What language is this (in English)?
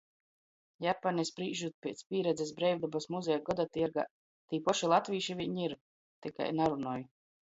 Latgalian